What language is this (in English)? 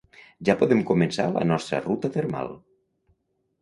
Catalan